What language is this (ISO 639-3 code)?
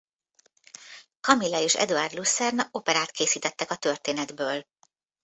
hun